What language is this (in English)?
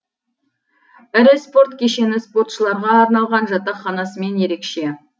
Kazakh